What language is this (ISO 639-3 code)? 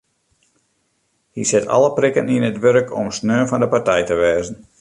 fry